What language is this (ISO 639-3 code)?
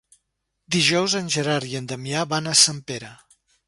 cat